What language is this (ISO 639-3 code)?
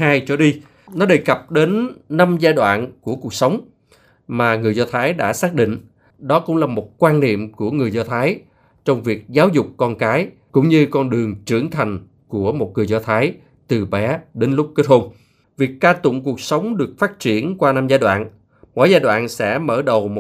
vie